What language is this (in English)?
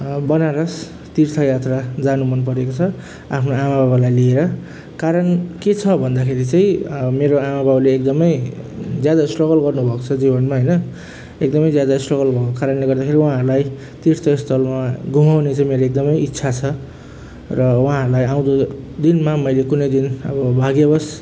Nepali